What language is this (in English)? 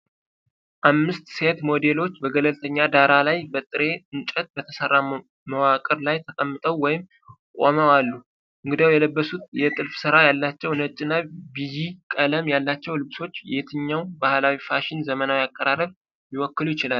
Amharic